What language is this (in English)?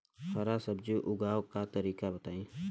Bhojpuri